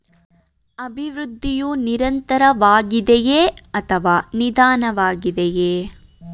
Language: Kannada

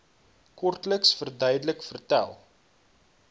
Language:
Afrikaans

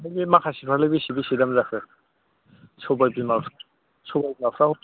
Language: Bodo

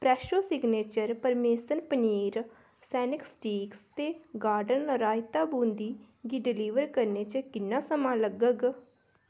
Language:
Dogri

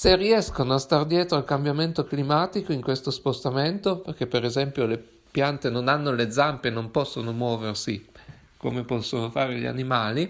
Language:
Italian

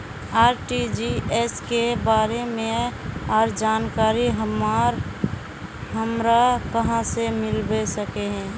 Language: Magahi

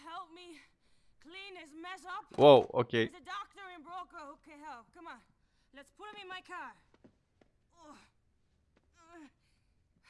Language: Turkish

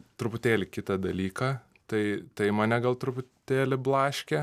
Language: Lithuanian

